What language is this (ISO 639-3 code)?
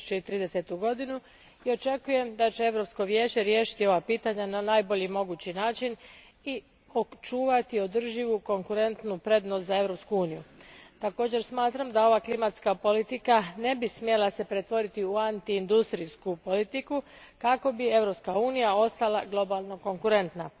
hrv